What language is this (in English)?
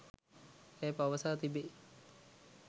Sinhala